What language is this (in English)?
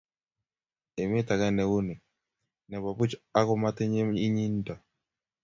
Kalenjin